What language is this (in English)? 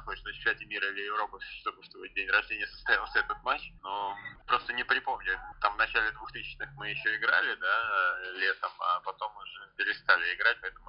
Russian